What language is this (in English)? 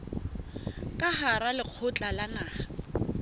Southern Sotho